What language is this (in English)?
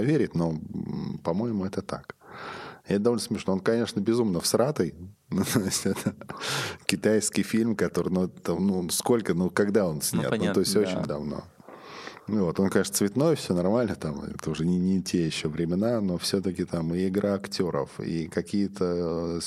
Russian